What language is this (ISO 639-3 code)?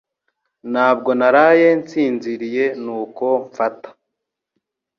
kin